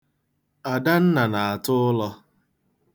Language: Igbo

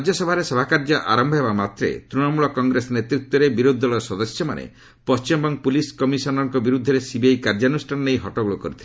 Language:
Odia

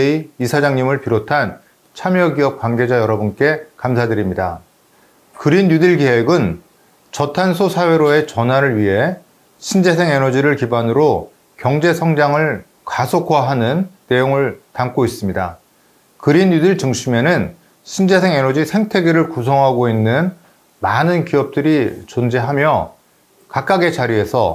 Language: Korean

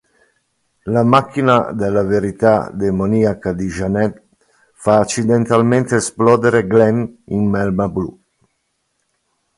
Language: Italian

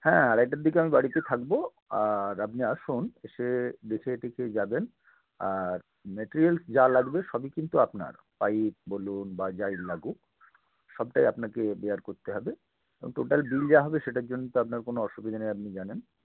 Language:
Bangla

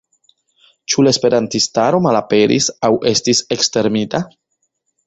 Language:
Esperanto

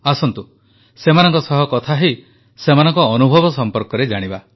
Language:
Odia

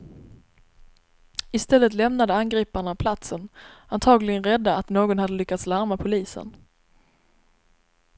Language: Swedish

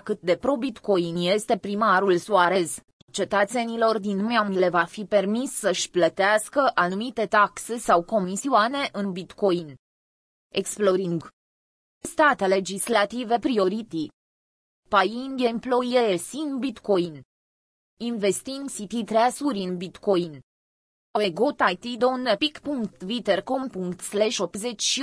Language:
Romanian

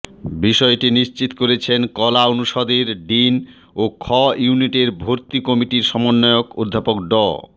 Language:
Bangla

